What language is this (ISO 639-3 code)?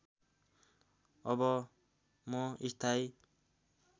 nep